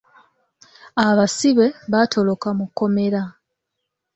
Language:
Ganda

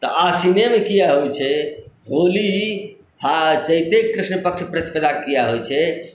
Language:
Maithili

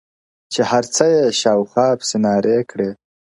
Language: Pashto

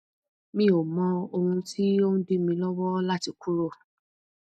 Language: Yoruba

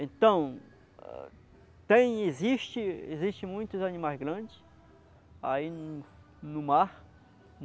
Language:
Portuguese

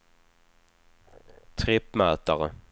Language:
Swedish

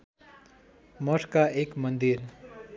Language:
Nepali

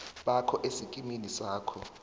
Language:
South Ndebele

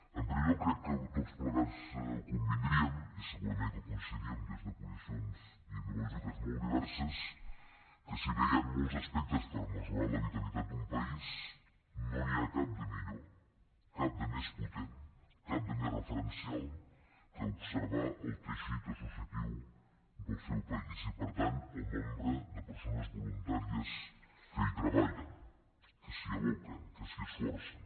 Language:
Catalan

